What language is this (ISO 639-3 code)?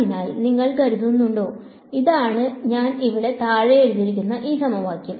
mal